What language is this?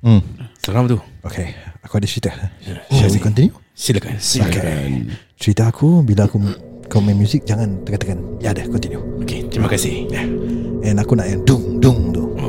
Malay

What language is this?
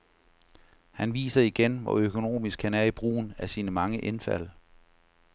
Danish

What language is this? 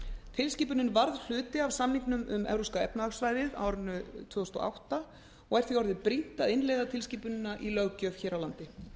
Icelandic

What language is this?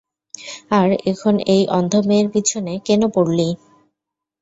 Bangla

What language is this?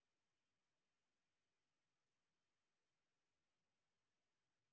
Russian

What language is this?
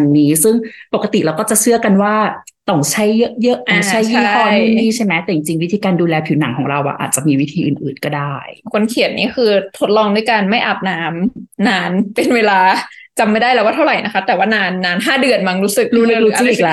Thai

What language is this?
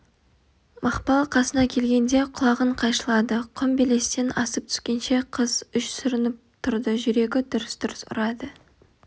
Kazakh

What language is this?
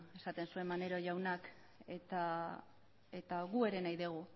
Basque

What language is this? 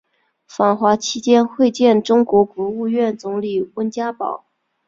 Chinese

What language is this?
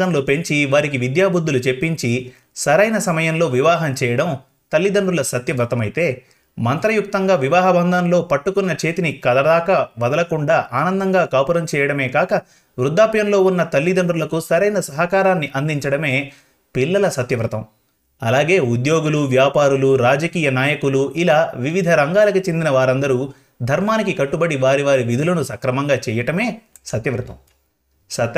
Telugu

